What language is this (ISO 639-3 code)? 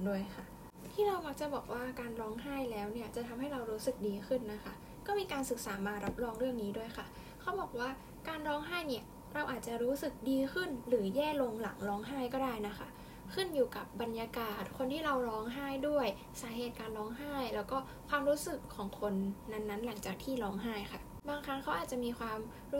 tha